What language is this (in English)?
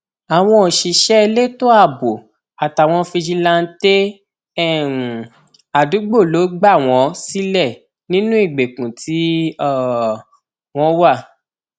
Yoruba